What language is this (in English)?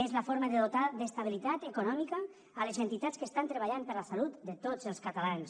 Catalan